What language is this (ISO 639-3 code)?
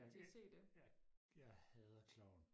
dan